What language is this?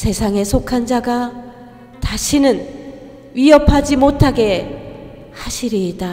Korean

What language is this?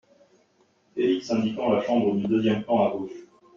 French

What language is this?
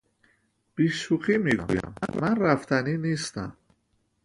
Persian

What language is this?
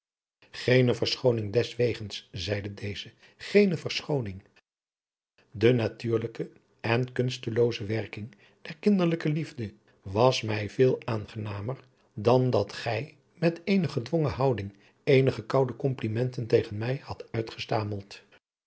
Dutch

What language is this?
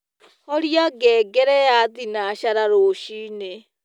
Kikuyu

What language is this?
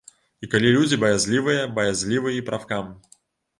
Belarusian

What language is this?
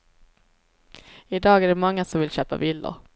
Swedish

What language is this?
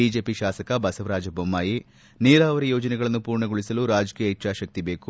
Kannada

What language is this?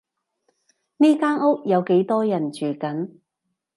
Cantonese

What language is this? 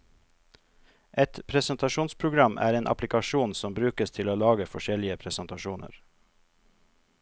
Norwegian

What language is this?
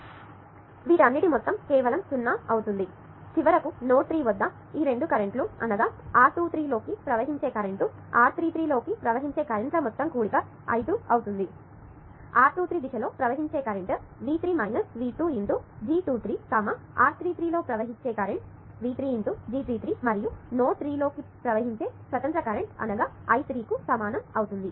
Telugu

